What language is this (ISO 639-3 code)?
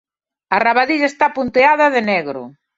glg